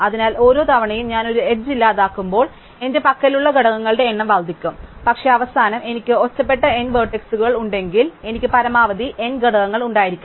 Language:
Malayalam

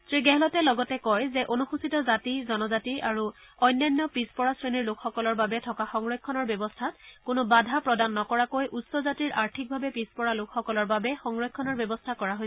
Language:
Assamese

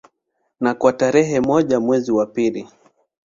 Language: Swahili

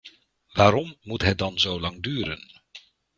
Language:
Dutch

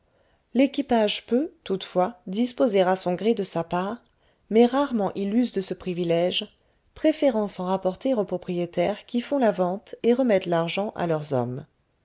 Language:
French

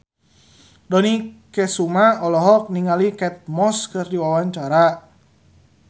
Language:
Sundanese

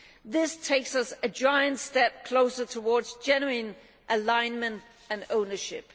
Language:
English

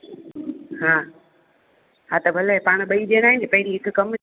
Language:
Sindhi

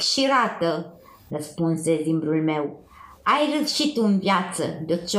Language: Romanian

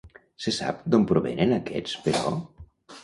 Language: Catalan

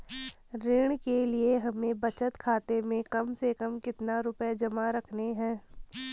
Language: Hindi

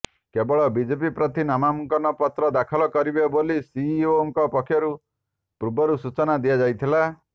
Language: Odia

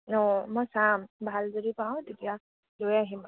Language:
Assamese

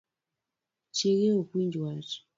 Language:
Luo (Kenya and Tanzania)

